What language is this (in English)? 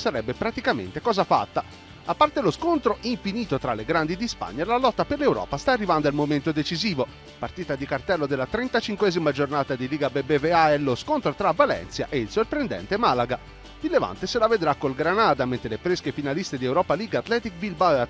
Italian